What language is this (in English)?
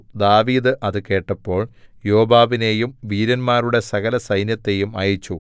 Malayalam